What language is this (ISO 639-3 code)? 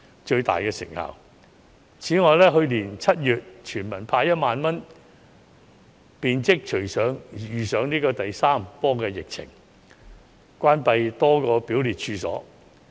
yue